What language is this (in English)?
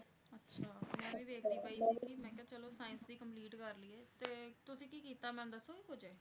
Punjabi